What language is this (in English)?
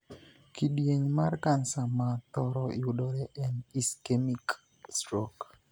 Luo (Kenya and Tanzania)